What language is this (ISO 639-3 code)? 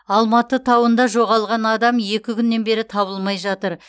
kaz